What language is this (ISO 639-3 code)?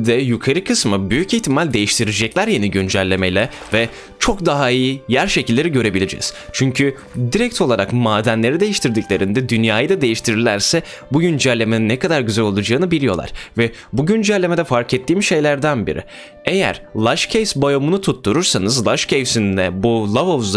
tur